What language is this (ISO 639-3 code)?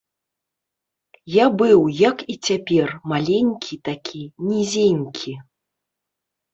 bel